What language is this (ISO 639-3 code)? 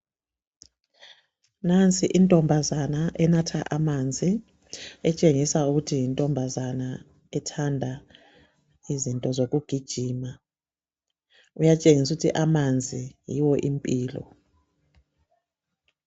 nde